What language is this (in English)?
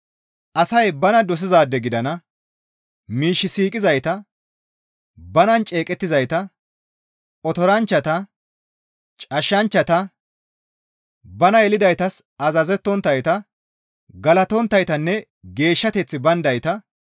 Gamo